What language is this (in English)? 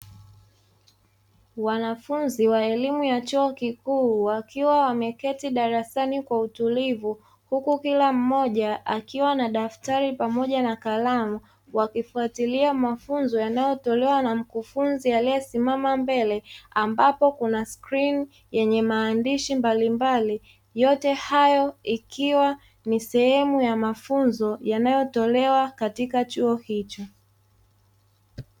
Swahili